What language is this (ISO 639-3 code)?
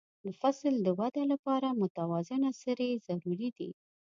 pus